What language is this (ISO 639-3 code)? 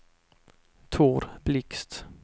swe